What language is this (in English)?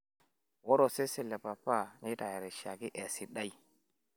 Masai